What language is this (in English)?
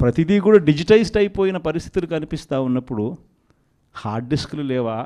Telugu